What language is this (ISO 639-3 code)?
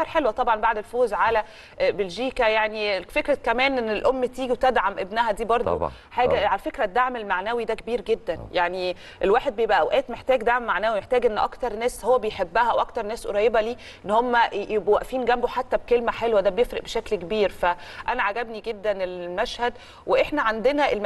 ara